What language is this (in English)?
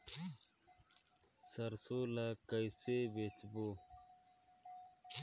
Chhattisgarhi